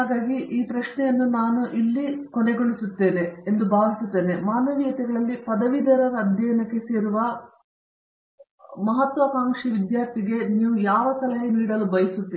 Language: Kannada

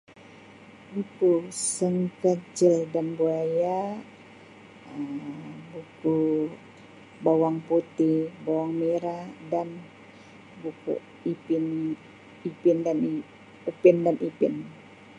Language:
Sabah Malay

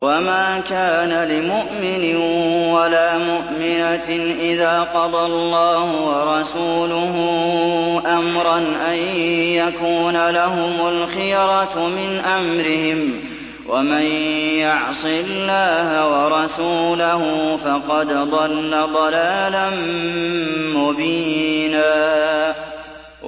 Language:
Arabic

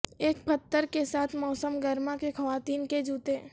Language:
Urdu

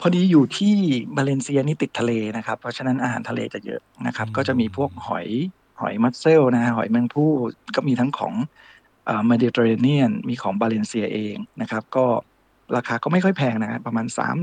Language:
Thai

